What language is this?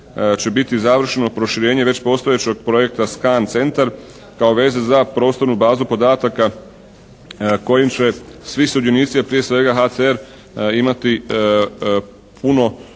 Croatian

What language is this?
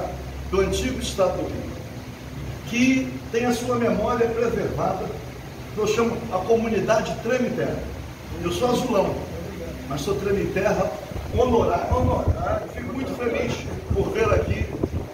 Portuguese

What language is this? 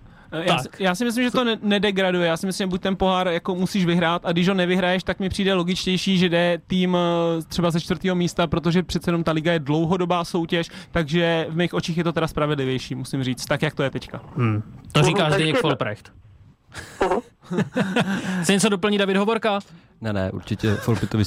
Czech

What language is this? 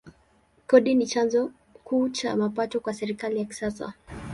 Swahili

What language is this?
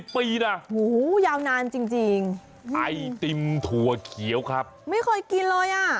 Thai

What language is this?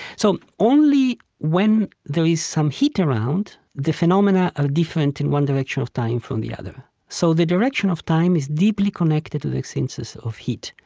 English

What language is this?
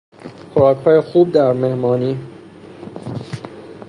Persian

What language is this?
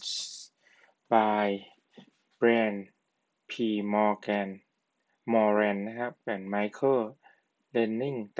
Thai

